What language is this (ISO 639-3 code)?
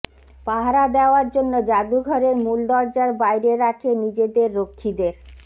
ben